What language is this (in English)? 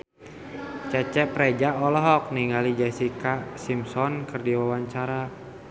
Sundanese